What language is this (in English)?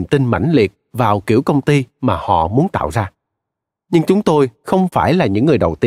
Vietnamese